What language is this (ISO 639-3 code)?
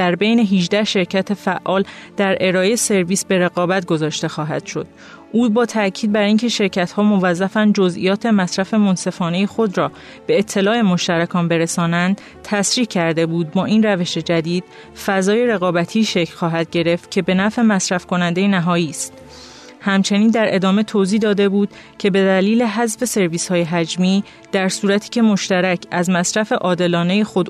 fas